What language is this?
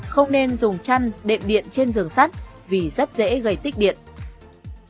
Vietnamese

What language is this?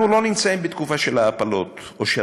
Hebrew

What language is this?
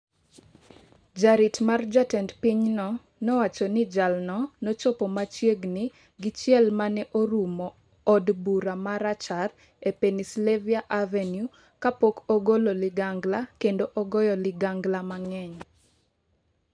Luo (Kenya and Tanzania)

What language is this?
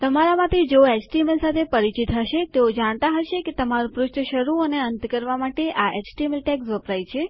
Gujarati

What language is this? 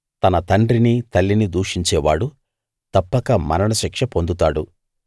Telugu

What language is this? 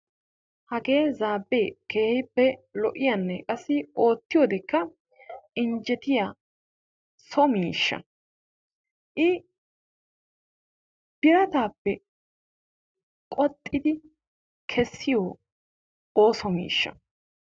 Wolaytta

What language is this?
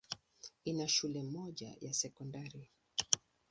Swahili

